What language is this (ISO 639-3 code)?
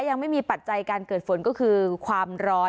tha